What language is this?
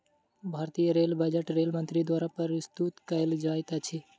Maithili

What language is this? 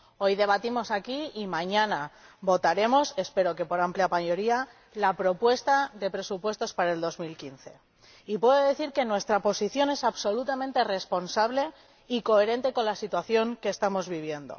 Spanish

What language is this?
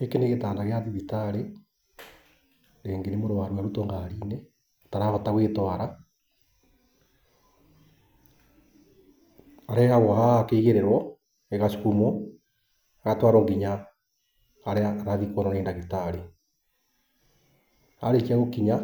Kikuyu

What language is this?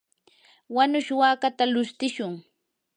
Yanahuanca Pasco Quechua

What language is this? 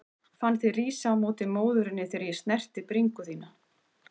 Icelandic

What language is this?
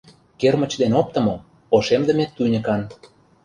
Mari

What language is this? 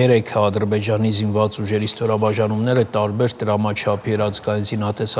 Romanian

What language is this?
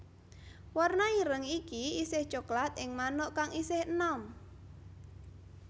Javanese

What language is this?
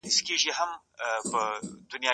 Pashto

